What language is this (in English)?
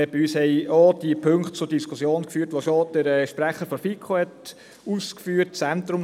Swiss German